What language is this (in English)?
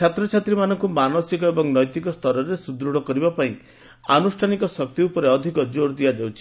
Odia